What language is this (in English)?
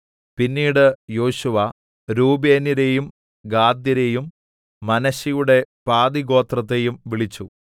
Malayalam